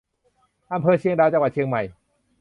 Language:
Thai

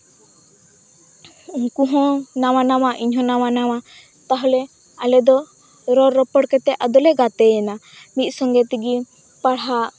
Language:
Santali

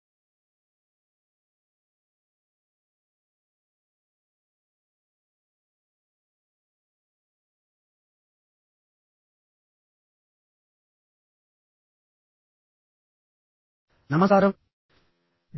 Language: Telugu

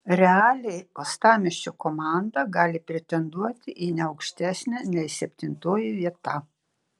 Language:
Lithuanian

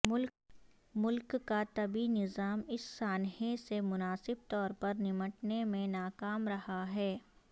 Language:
Urdu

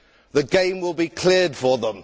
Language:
English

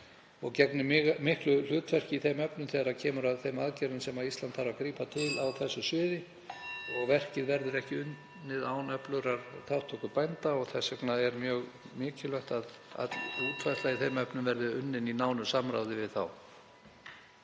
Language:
Icelandic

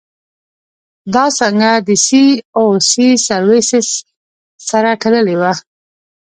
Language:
Pashto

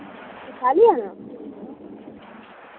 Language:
Dogri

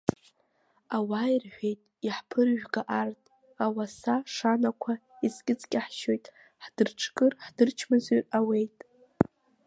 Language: Abkhazian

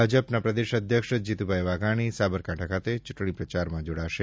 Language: Gujarati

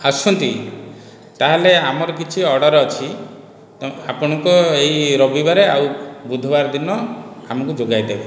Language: Odia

